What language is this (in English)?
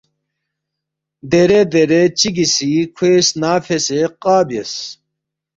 Balti